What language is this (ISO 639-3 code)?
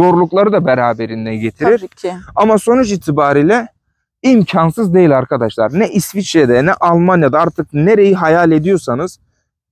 tur